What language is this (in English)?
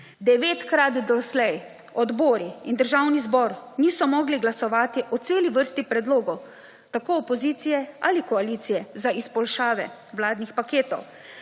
Slovenian